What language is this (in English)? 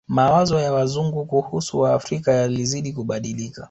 Swahili